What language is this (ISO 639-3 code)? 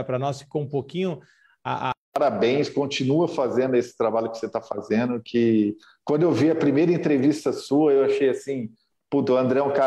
por